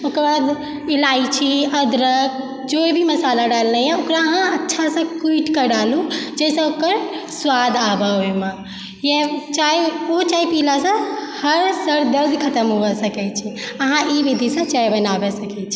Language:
Maithili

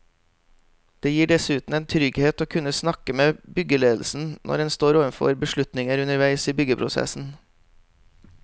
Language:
Norwegian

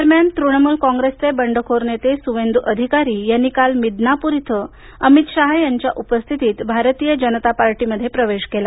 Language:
Marathi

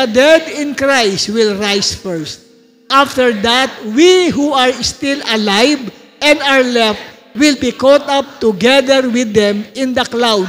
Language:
Filipino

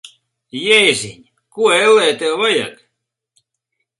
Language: Latvian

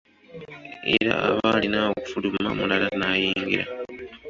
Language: Ganda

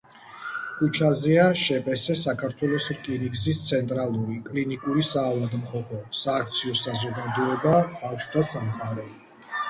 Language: Georgian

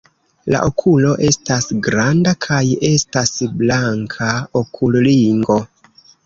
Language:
Esperanto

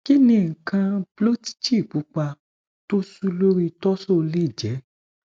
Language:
Yoruba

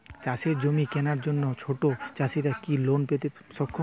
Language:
Bangla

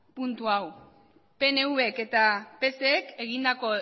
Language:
Basque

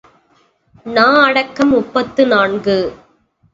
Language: Tamil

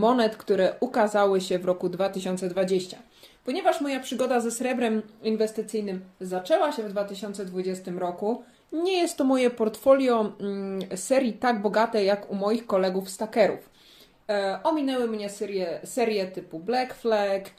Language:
Polish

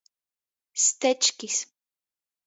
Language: Latgalian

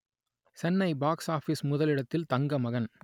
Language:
Tamil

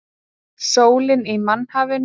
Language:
Icelandic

